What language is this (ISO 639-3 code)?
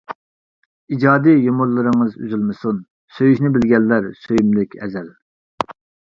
uig